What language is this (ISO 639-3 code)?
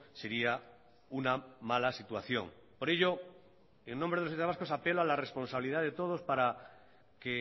spa